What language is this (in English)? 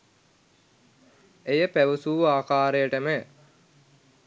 Sinhala